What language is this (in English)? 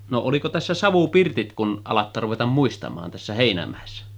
Finnish